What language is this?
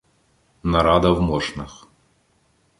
Ukrainian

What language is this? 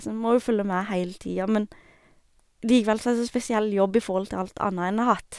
Norwegian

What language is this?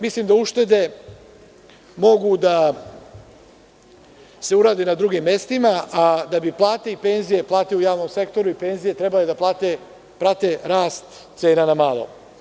Serbian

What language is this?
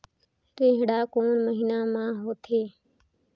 Chhattisgarhi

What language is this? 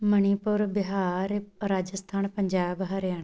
Punjabi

